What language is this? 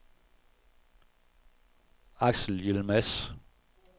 Danish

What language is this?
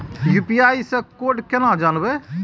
Maithili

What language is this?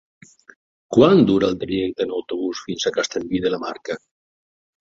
Catalan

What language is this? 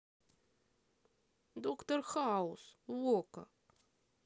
Russian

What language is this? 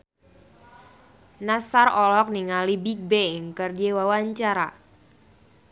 Sundanese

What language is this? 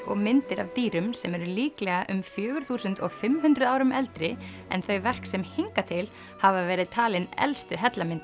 Icelandic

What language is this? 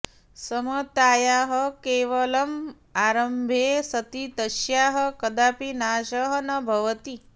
Sanskrit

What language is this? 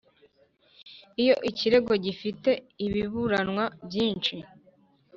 Kinyarwanda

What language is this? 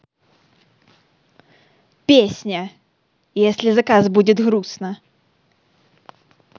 Russian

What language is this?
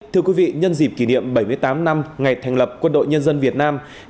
Vietnamese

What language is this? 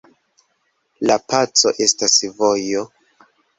Esperanto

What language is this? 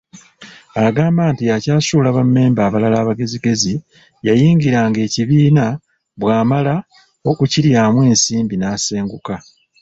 Ganda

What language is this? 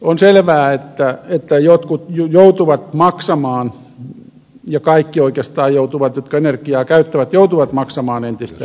Finnish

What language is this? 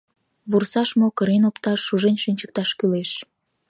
Mari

